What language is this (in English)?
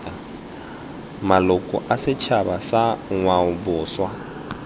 Tswana